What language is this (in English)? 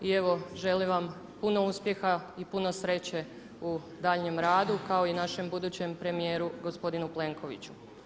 Croatian